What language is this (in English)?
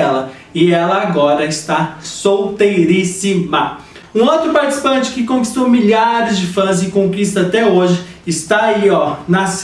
Portuguese